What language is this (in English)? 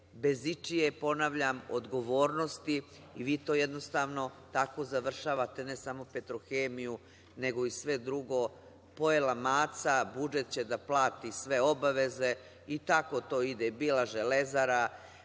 Serbian